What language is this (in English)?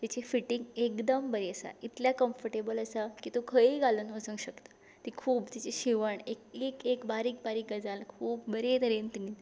Konkani